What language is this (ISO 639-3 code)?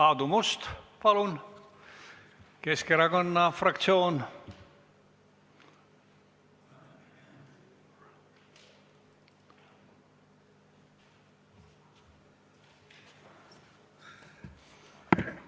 est